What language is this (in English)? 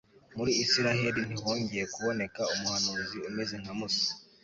Kinyarwanda